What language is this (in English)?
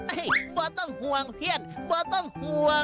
Thai